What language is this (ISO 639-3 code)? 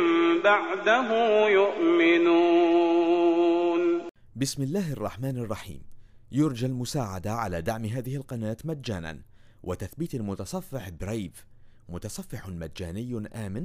ara